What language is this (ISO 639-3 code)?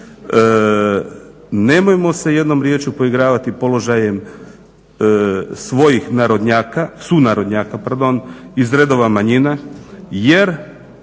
hrv